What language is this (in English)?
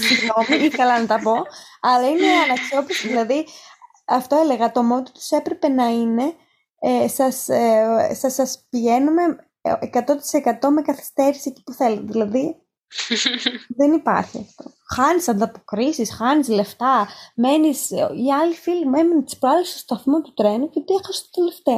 Greek